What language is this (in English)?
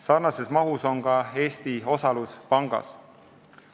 Estonian